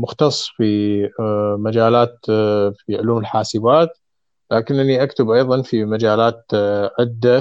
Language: Arabic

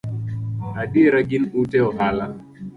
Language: Luo (Kenya and Tanzania)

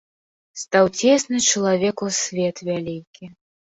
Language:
Belarusian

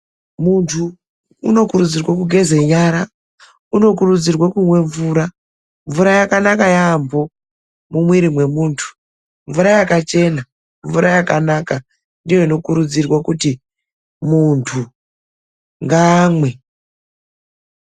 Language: Ndau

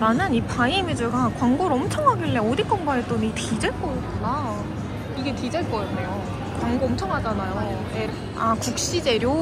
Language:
Korean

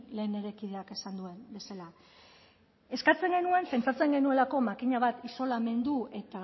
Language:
Basque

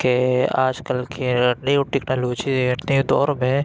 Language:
Urdu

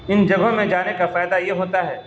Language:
Urdu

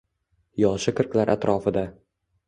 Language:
Uzbek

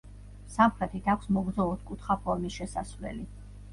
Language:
Georgian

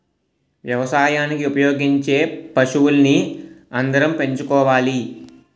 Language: Telugu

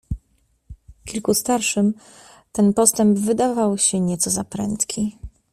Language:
Polish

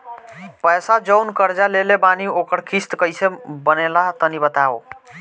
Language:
Bhojpuri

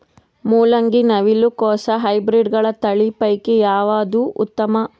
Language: Kannada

